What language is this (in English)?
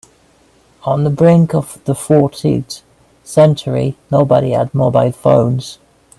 English